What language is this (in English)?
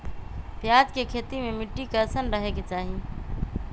Magahi